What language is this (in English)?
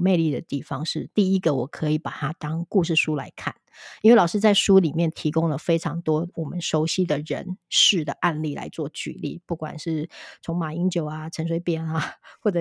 Chinese